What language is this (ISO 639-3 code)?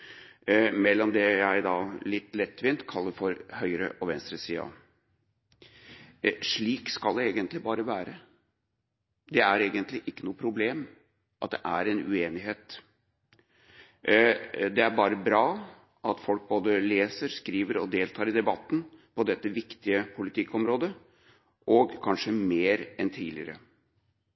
nob